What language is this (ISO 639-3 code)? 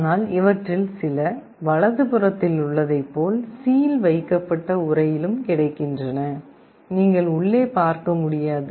tam